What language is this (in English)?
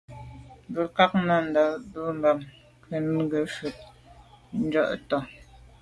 Medumba